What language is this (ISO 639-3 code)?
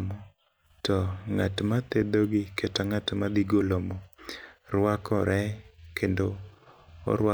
luo